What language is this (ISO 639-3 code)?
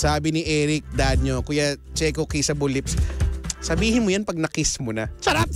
fil